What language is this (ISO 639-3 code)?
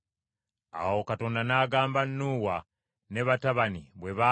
lug